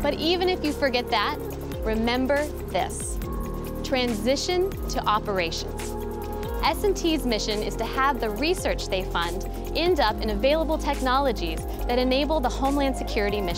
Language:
English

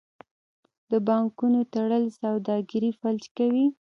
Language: Pashto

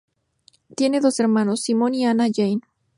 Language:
Spanish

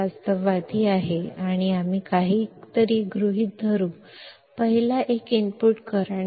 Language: Kannada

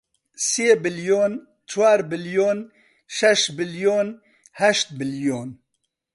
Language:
Central Kurdish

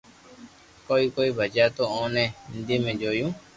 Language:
Loarki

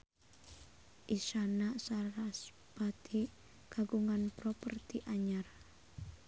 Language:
Sundanese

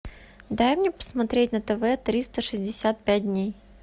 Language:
Russian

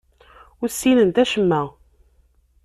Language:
Kabyle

